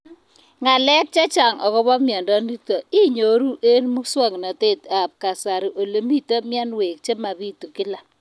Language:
Kalenjin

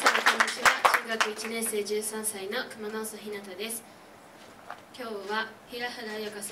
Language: Romanian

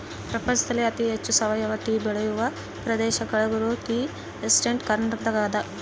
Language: Kannada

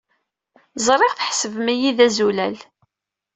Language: Kabyle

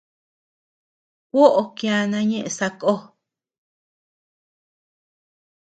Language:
Tepeuxila Cuicatec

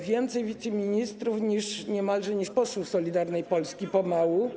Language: Polish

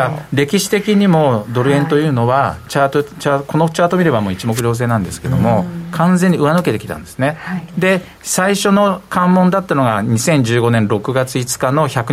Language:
Japanese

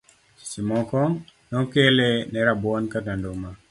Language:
Luo (Kenya and Tanzania)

